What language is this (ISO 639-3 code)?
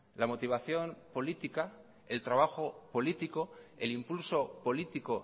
spa